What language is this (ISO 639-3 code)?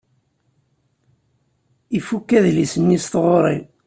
kab